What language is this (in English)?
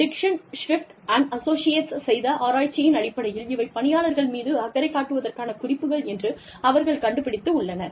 Tamil